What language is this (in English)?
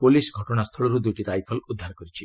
Odia